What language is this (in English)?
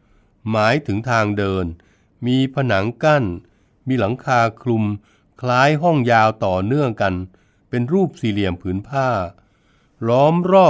Thai